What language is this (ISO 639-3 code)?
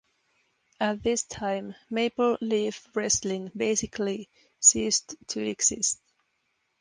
eng